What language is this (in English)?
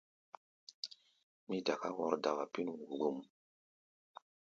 Gbaya